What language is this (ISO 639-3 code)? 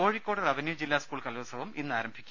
mal